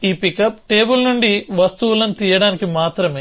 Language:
Telugu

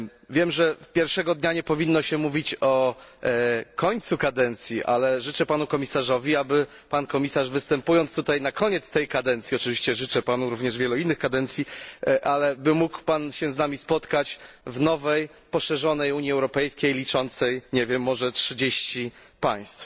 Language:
Polish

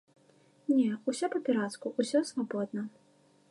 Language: Belarusian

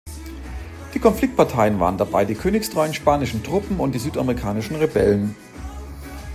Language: German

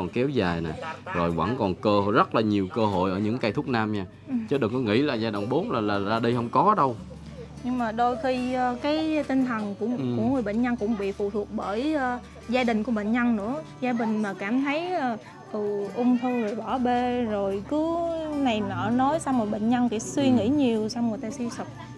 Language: Vietnamese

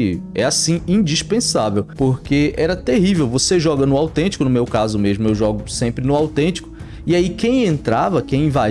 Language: Portuguese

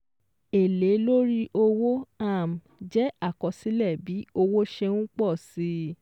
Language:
Yoruba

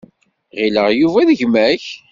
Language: Kabyle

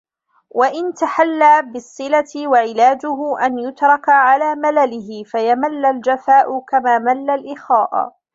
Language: Arabic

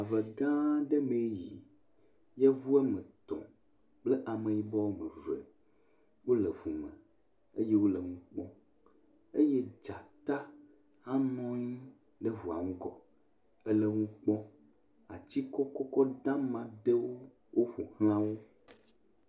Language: Ewe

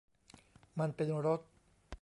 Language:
Thai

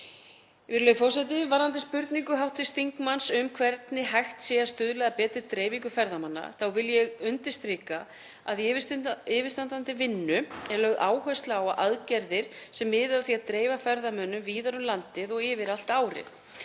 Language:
Icelandic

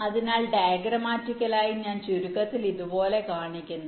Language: Malayalam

